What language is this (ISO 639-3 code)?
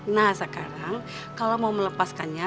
ind